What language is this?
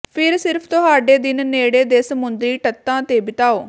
Punjabi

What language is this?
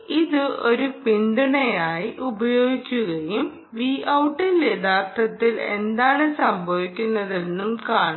Malayalam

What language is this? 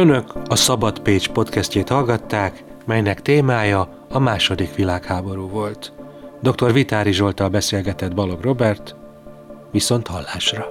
Hungarian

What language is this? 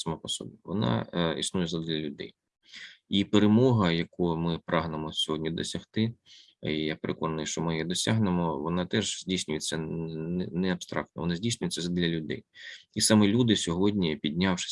Ukrainian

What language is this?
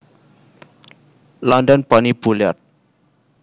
Javanese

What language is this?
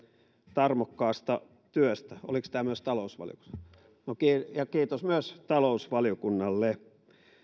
Finnish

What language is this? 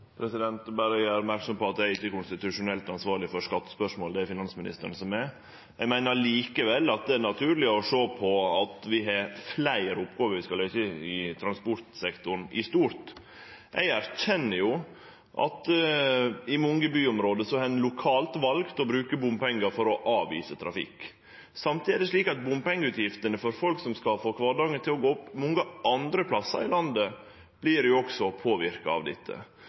Norwegian Nynorsk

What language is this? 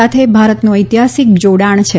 Gujarati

